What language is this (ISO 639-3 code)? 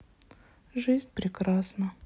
rus